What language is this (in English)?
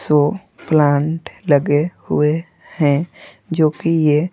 Hindi